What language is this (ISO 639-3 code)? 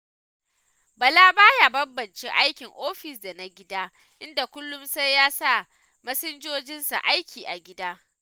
hau